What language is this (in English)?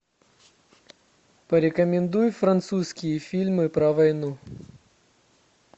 Russian